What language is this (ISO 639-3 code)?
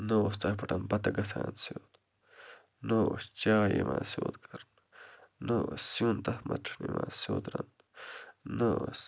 kas